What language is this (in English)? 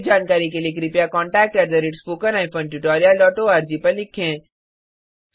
Hindi